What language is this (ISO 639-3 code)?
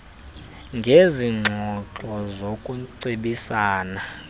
xho